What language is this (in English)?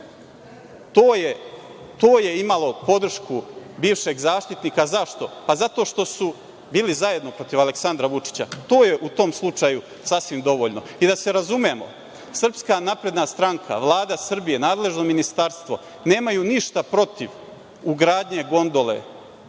Serbian